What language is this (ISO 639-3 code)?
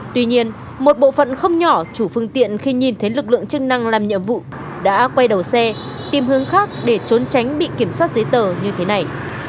vie